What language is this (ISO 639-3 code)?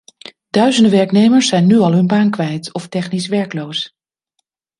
nld